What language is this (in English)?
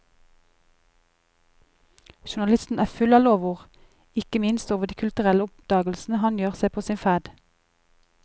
Norwegian